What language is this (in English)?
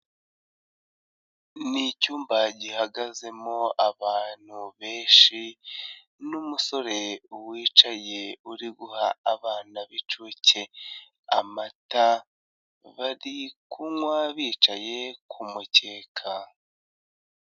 Kinyarwanda